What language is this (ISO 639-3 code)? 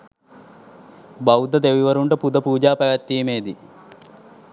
sin